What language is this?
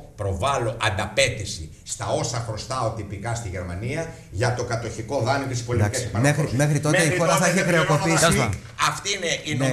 Greek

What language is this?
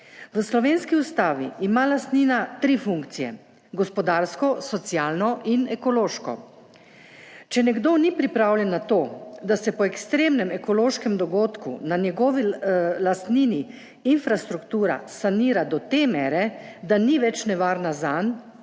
Slovenian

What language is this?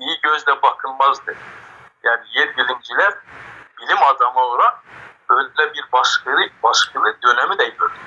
Turkish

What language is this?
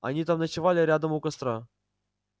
Russian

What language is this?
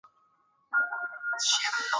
Chinese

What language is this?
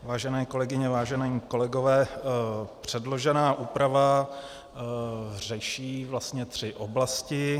Czech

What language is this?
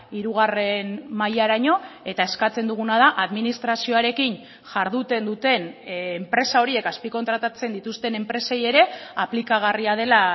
Basque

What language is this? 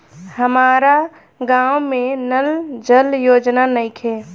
Bhojpuri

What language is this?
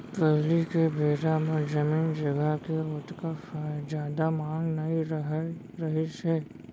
Chhattisgarhi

